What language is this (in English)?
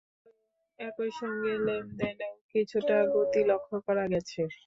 Bangla